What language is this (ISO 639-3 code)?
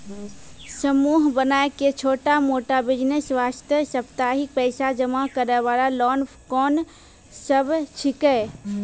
mai